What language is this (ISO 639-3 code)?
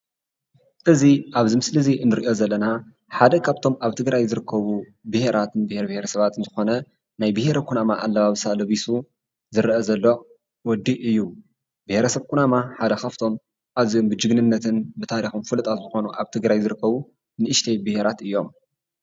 tir